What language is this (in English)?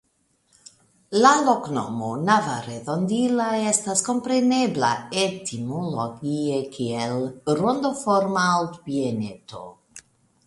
Esperanto